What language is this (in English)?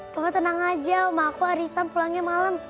Indonesian